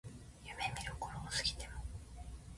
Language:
Japanese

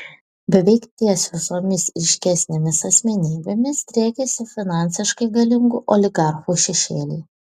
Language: Lithuanian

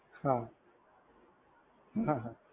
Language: Gujarati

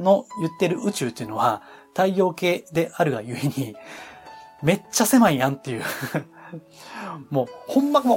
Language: Japanese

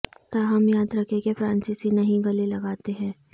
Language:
Urdu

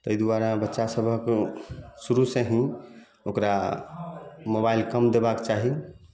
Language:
Maithili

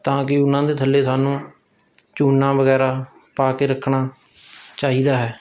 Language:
Punjabi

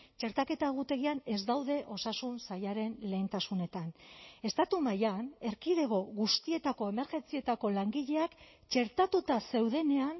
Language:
Basque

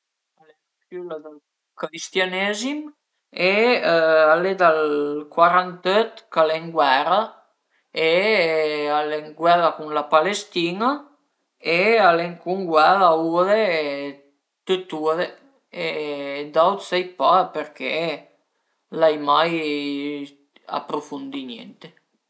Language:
Piedmontese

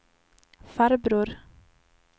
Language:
Swedish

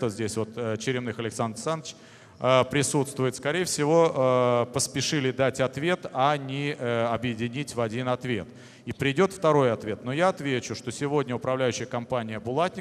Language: Russian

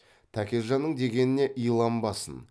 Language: Kazakh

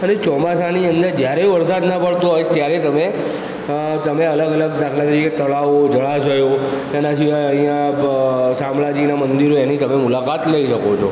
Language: Gujarati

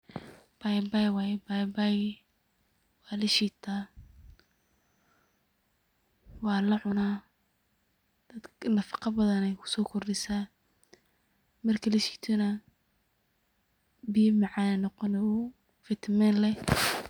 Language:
Somali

